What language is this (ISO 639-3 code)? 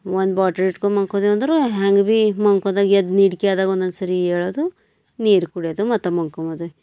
kan